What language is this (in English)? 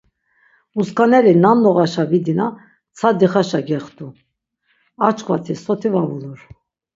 Laz